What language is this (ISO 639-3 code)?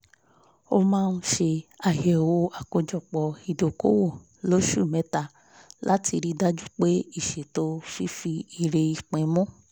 yor